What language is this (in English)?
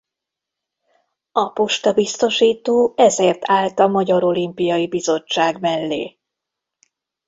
Hungarian